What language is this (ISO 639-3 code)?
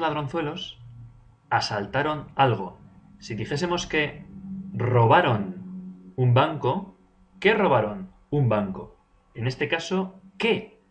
spa